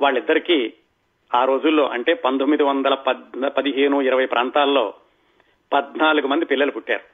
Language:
Telugu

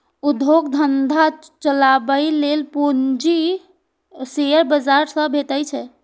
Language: Maithili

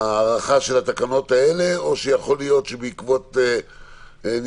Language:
Hebrew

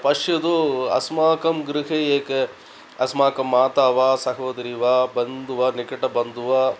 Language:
Sanskrit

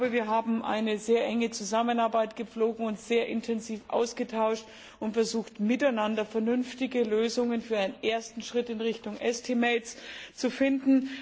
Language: German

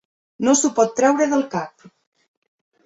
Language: Catalan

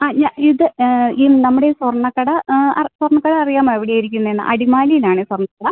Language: Malayalam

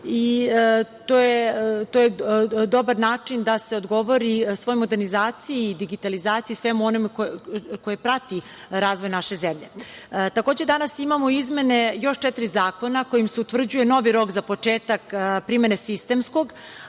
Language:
Serbian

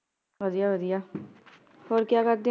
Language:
Punjabi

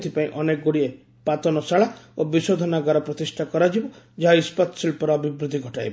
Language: Odia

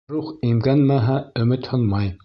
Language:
Bashkir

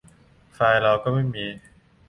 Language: Thai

